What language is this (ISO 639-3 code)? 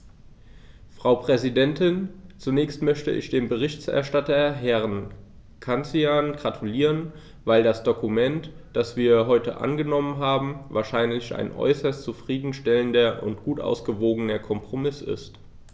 deu